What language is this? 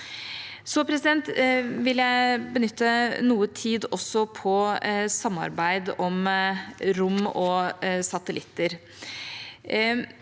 Norwegian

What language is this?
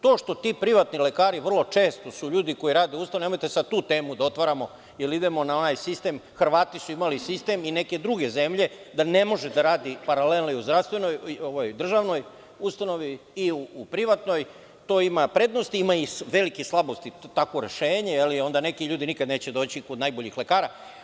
Serbian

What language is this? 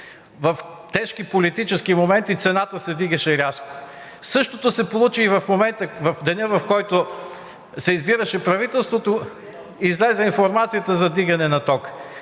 Bulgarian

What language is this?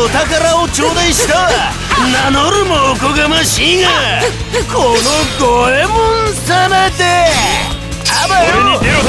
Japanese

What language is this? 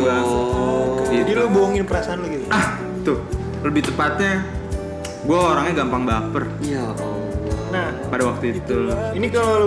Indonesian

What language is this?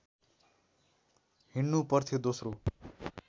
Nepali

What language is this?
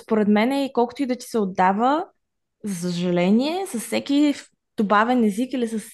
Bulgarian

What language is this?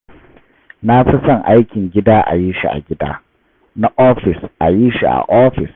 Hausa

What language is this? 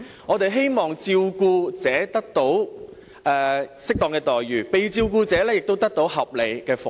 Cantonese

